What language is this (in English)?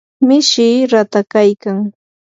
Yanahuanca Pasco Quechua